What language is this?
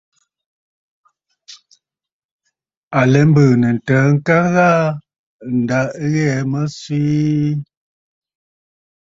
Bafut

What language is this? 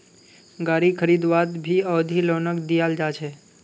Magahi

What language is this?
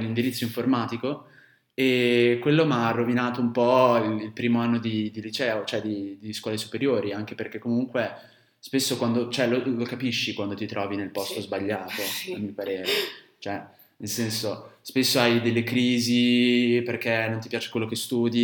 Italian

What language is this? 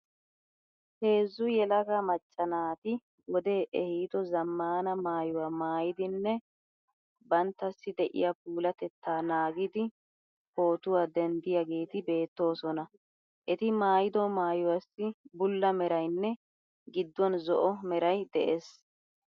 Wolaytta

